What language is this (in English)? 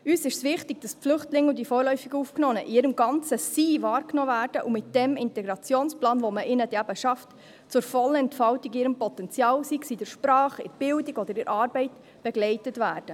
Swiss German